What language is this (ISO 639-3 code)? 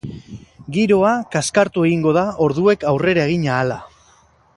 eus